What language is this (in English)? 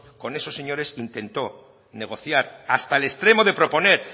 Spanish